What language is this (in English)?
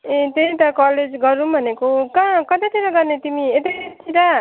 Nepali